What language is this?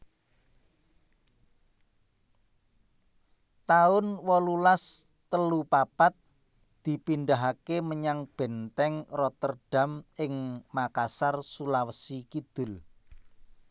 Javanese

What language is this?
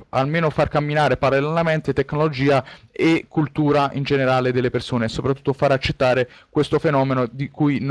Italian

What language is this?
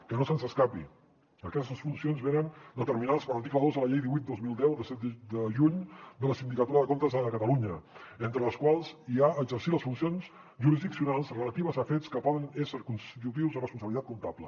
Catalan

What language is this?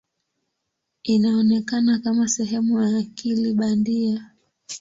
Swahili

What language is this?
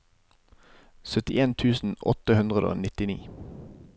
Norwegian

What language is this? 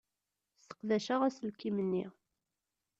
Kabyle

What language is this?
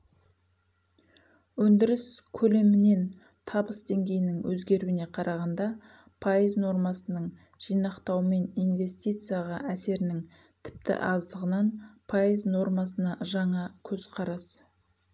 Kazakh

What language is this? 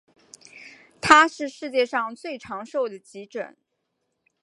Chinese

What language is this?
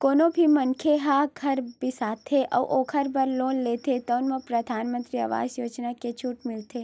Chhattisgarhi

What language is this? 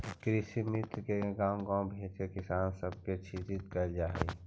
Magahi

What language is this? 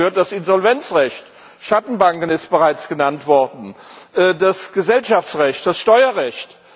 German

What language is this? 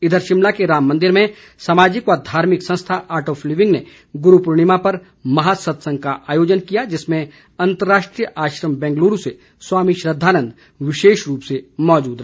Hindi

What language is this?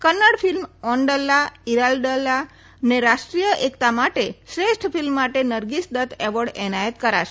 Gujarati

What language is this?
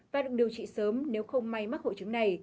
Vietnamese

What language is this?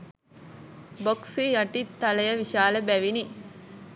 Sinhala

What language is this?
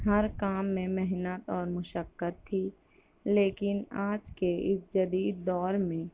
Urdu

